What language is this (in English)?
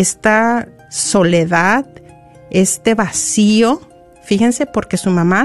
Spanish